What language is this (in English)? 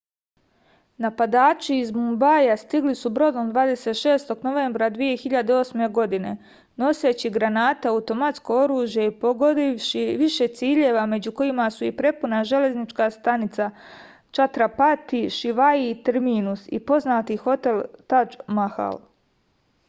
Serbian